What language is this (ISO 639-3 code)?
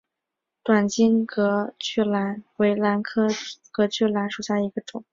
zho